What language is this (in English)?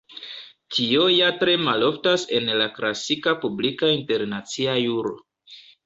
Esperanto